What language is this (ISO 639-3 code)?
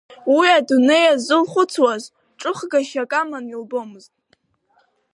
abk